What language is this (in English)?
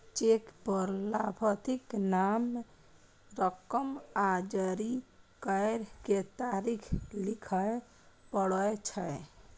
Maithili